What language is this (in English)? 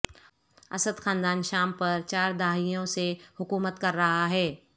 Urdu